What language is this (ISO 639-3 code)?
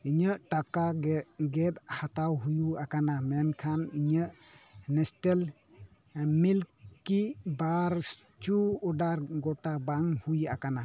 sat